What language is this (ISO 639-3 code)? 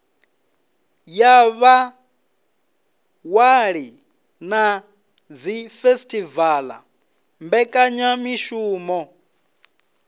ven